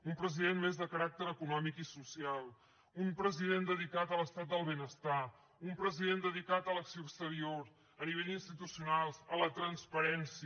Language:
Catalan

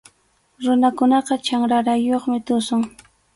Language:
Arequipa-La Unión Quechua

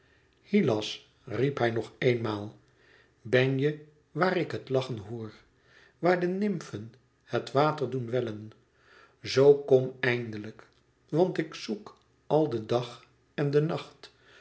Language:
Dutch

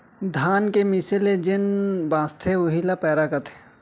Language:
Chhattisgarhi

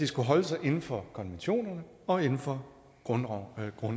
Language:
Danish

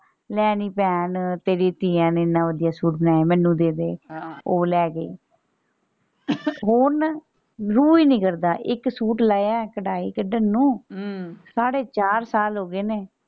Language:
Punjabi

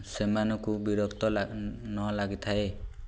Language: Odia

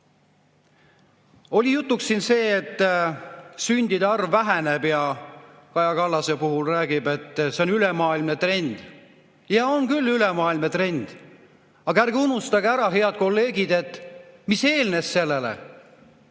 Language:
Estonian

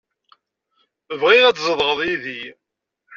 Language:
Kabyle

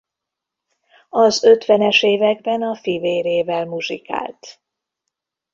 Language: Hungarian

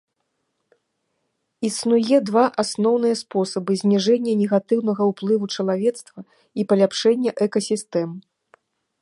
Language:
Belarusian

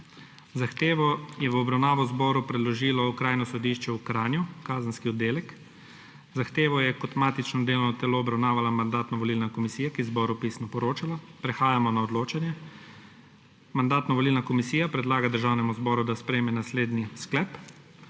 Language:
Slovenian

